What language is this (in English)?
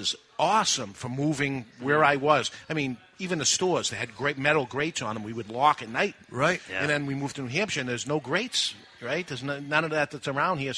English